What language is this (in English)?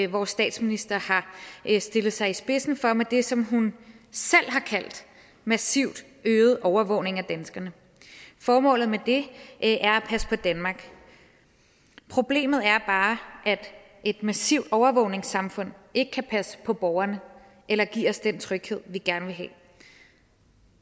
Danish